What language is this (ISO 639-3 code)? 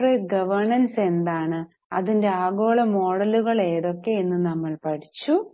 mal